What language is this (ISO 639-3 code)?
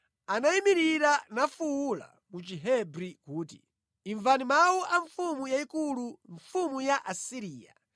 nya